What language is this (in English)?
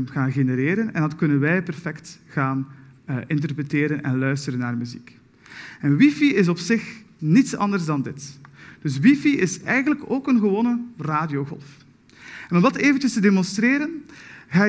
Dutch